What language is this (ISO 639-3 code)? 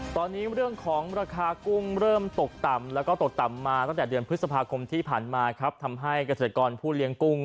tha